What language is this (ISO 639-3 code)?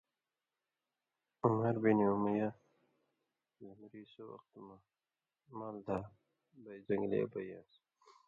mvy